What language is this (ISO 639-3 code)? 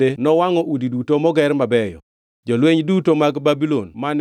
luo